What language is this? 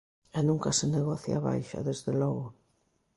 Galician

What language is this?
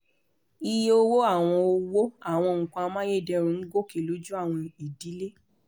Yoruba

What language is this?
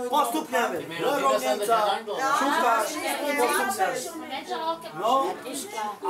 Romanian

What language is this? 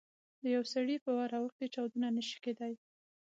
Pashto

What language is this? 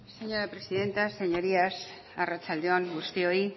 Basque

